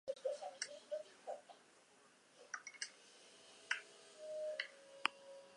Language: Basque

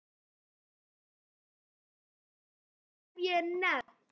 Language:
Icelandic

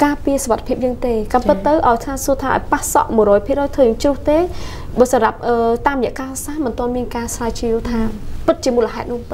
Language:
Vietnamese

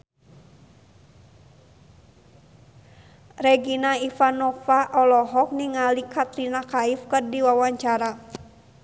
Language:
Sundanese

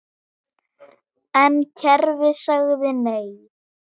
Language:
Icelandic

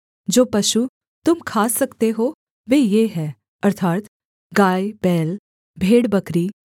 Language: Hindi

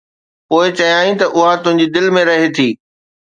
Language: Sindhi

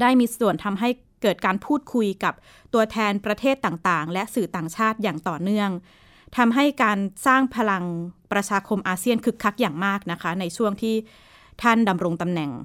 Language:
Thai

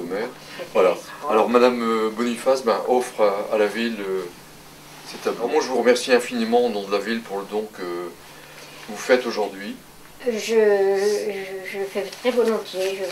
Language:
French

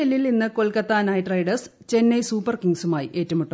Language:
Malayalam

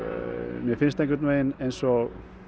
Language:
Icelandic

